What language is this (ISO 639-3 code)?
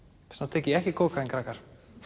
isl